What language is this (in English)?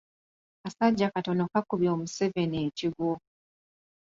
Ganda